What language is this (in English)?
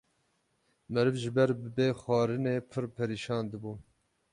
Kurdish